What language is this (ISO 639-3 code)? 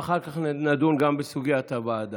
heb